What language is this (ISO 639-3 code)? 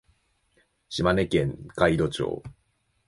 jpn